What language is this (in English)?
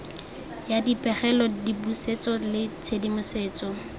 Tswana